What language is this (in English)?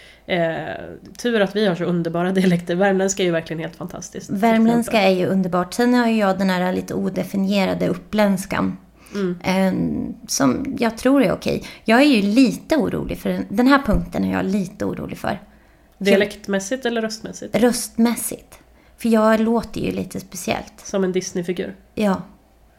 Swedish